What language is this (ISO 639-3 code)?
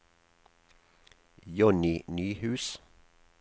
nor